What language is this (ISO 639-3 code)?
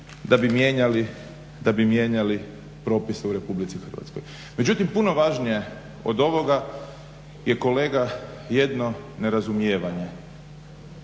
hrv